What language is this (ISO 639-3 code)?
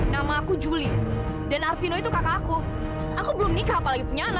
ind